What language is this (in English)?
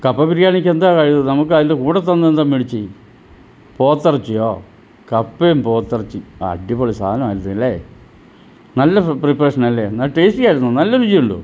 Malayalam